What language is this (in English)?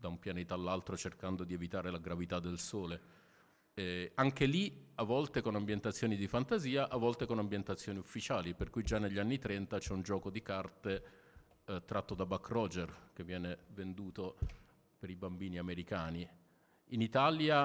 Italian